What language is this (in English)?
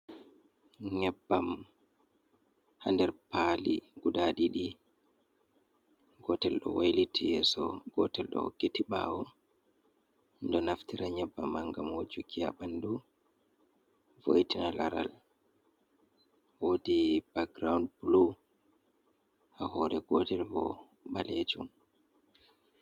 Fula